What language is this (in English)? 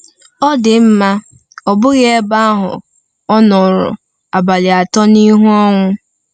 Igbo